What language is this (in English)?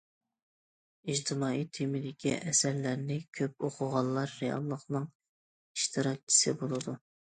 Uyghur